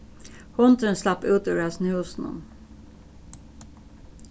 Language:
Faroese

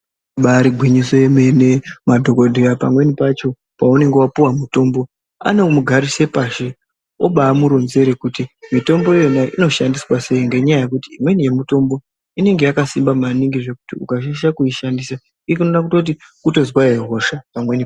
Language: Ndau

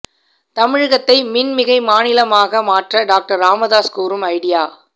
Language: Tamil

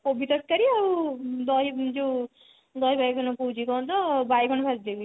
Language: Odia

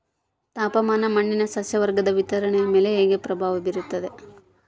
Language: Kannada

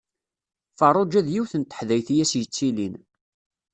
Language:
Kabyle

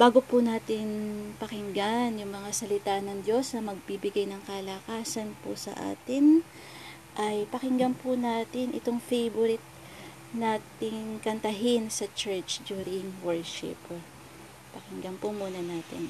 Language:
Filipino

